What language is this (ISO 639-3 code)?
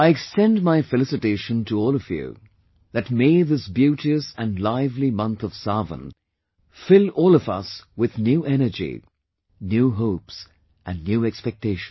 eng